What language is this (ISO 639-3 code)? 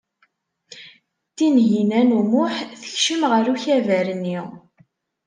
kab